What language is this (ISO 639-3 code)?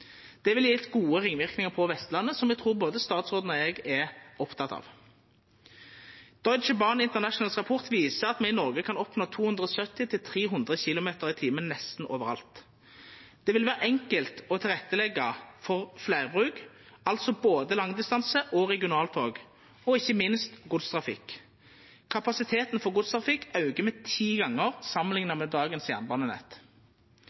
nno